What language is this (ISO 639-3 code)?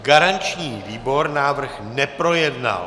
ces